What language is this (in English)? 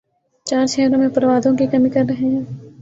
Urdu